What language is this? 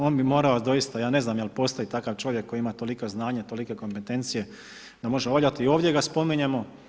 Croatian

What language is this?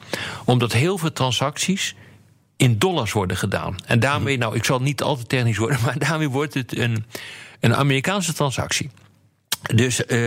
Dutch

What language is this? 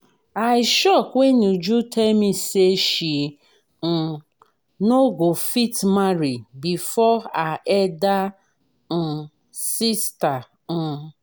Nigerian Pidgin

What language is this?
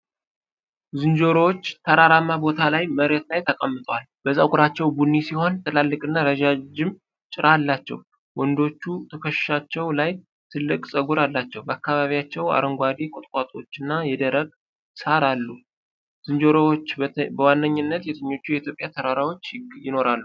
Amharic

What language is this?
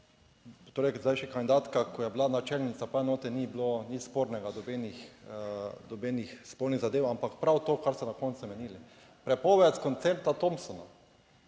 Slovenian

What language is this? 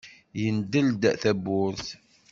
Kabyle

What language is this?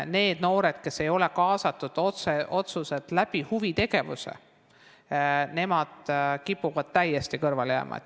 Estonian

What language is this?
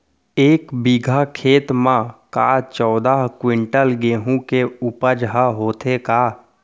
Chhattisgarhi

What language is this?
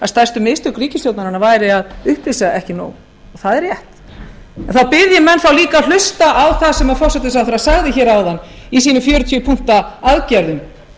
Icelandic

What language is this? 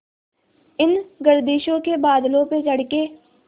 Hindi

